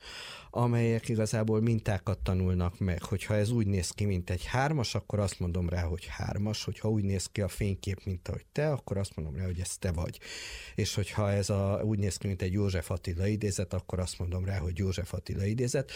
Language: Hungarian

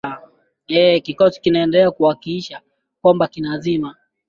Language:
Swahili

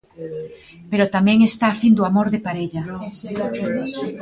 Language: Galician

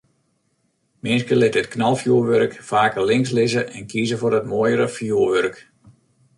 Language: Western Frisian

